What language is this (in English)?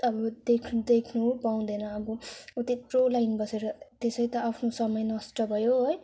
Nepali